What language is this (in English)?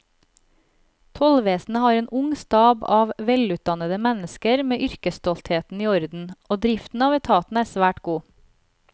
Norwegian